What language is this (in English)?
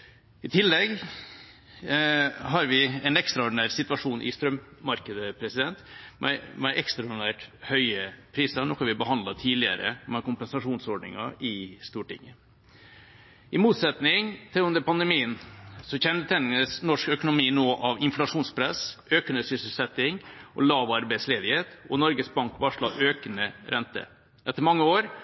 Norwegian Bokmål